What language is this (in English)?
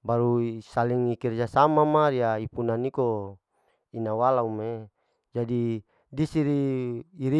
Larike-Wakasihu